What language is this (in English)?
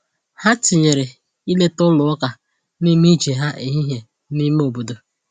Igbo